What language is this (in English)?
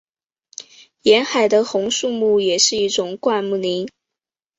Chinese